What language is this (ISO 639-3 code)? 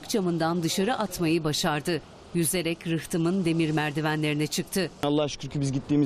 tur